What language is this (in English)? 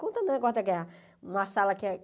Portuguese